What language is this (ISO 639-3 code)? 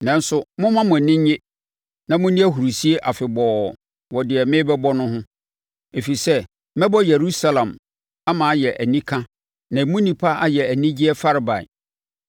aka